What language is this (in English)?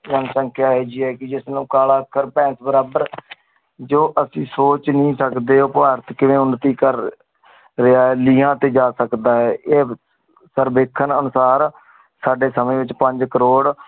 Punjabi